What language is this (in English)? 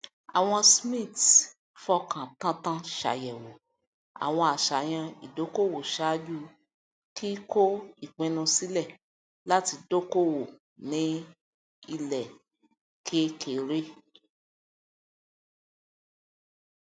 Yoruba